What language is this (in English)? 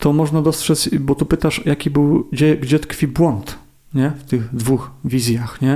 Polish